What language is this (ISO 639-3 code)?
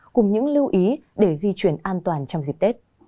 vie